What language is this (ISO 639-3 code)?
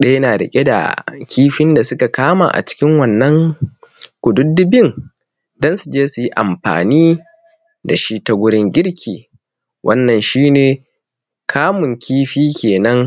hau